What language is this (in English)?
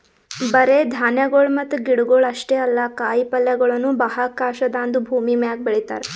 Kannada